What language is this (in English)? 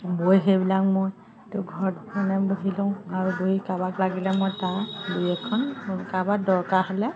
Assamese